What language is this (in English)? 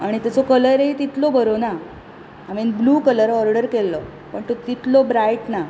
Konkani